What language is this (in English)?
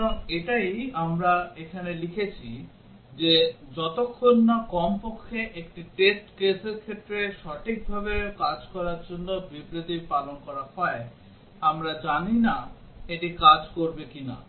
Bangla